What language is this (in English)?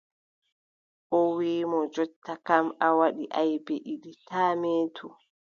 Adamawa Fulfulde